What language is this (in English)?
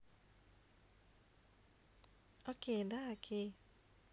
Russian